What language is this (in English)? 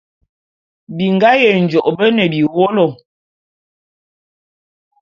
Bulu